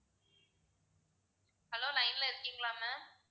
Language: Tamil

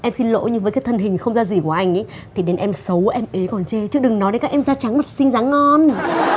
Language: Vietnamese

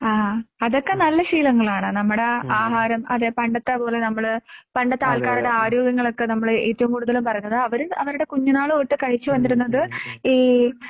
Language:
Malayalam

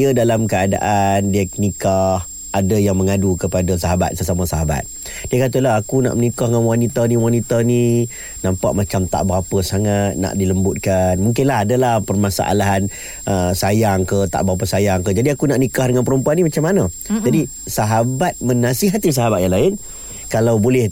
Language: Malay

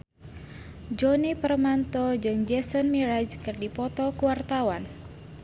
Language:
Sundanese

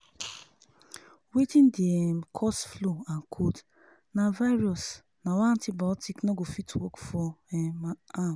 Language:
Nigerian Pidgin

